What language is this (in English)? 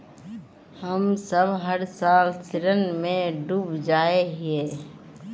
Magahi